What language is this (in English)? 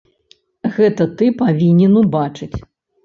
Belarusian